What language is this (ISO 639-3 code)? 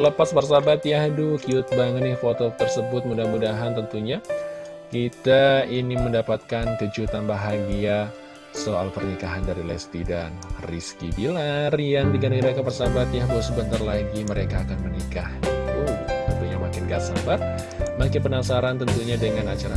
ind